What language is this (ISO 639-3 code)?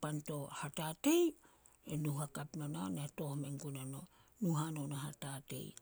sol